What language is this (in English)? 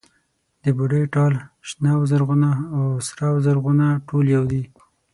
Pashto